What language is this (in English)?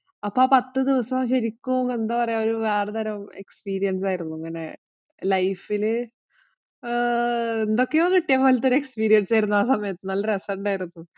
Malayalam